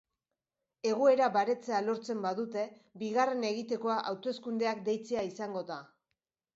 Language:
Basque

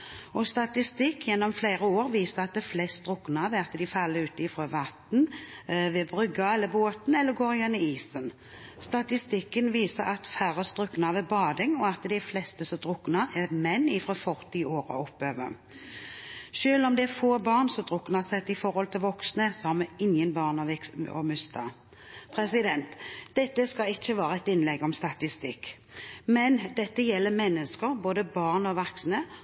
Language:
Norwegian Bokmål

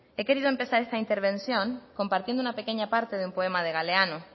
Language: Spanish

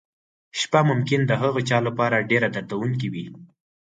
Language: Pashto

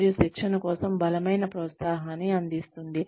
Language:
Telugu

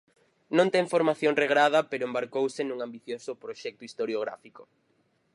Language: Galician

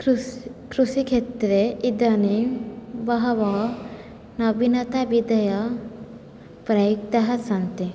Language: Sanskrit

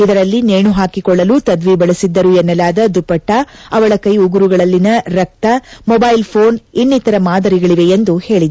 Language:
Kannada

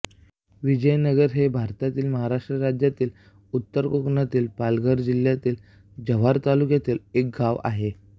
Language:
Marathi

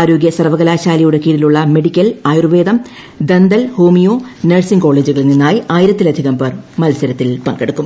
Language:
Malayalam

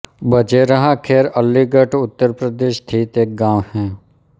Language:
Hindi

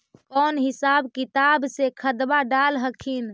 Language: Magahi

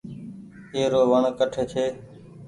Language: Goaria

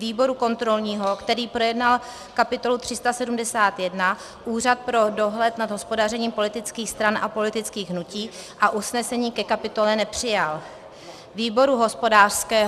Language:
Czech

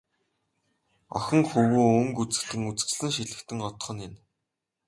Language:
Mongolian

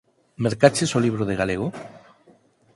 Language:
Galician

